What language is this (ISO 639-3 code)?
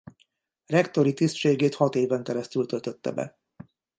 hun